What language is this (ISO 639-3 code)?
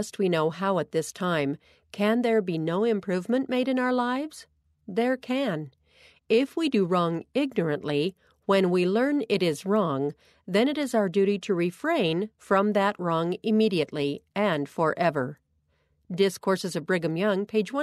eng